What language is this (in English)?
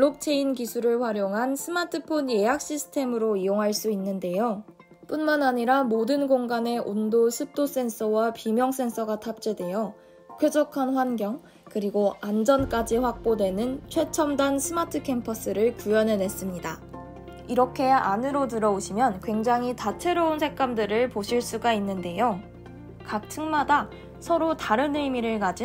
Korean